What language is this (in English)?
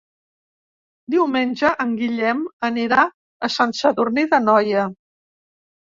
Catalan